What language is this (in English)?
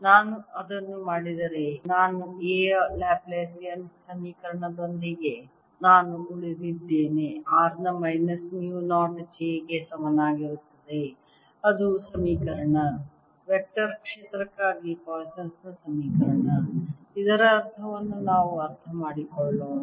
Kannada